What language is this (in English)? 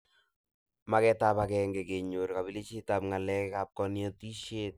Kalenjin